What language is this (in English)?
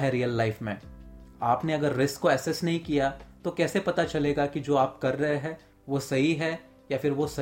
Hindi